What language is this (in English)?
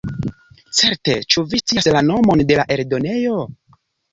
Esperanto